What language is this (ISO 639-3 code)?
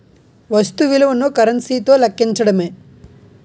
tel